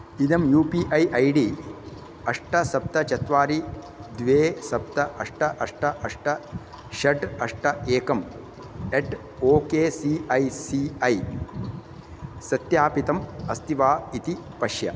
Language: Sanskrit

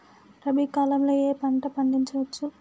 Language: Telugu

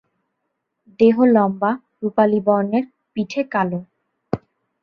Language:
Bangla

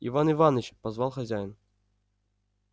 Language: Russian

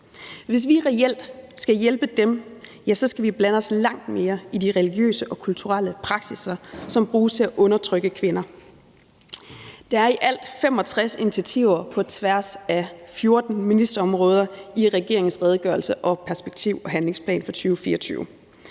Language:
Danish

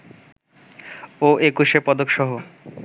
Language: Bangla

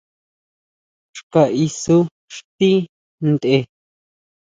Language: Huautla Mazatec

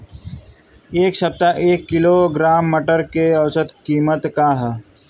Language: Bhojpuri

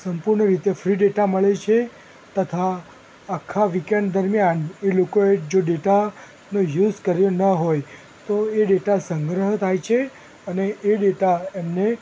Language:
Gujarati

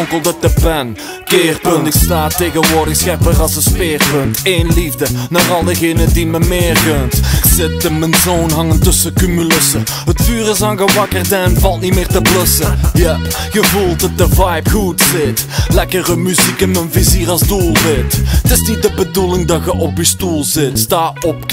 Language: Dutch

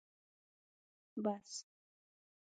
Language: Pashto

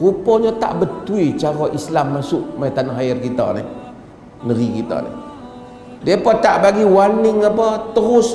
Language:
Malay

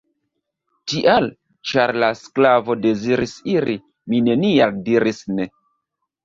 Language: Esperanto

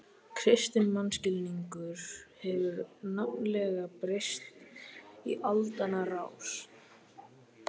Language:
Icelandic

